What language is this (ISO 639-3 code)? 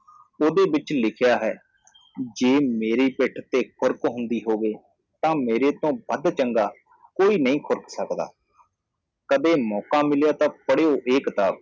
pan